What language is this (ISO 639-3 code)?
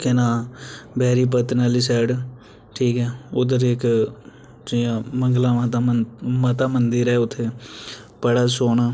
doi